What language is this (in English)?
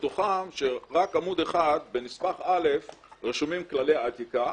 Hebrew